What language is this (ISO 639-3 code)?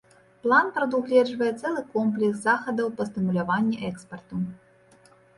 bel